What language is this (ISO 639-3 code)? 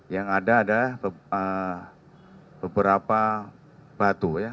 ind